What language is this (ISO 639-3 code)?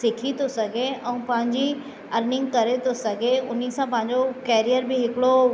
snd